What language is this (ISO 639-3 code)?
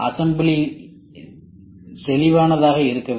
tam